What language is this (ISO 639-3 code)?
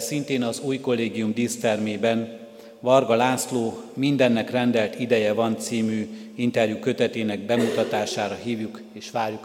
hun